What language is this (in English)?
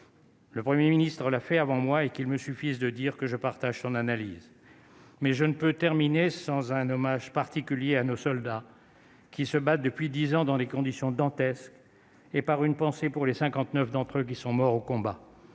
French